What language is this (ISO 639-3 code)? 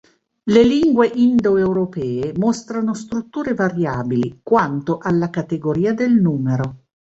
ita